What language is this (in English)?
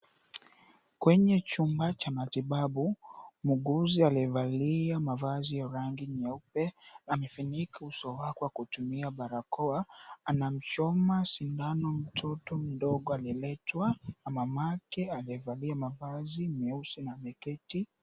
Swahili